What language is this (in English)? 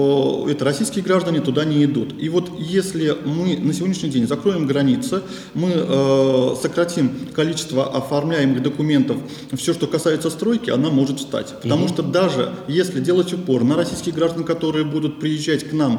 Russian